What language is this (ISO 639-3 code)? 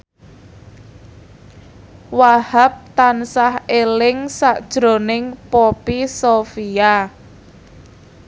jav